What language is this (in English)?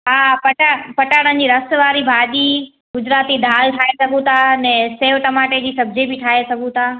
Sindhi